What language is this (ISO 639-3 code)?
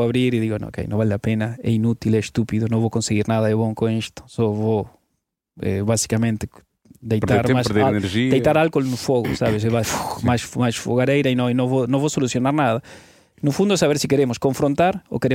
por